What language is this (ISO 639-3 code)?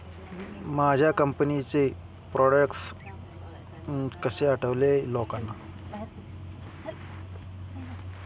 mar